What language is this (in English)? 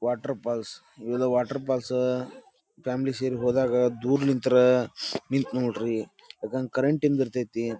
Kannada